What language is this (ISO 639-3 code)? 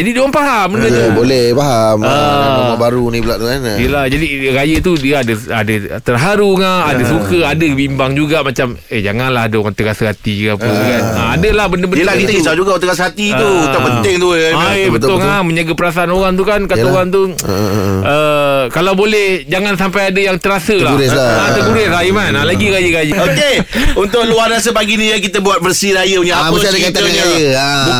msa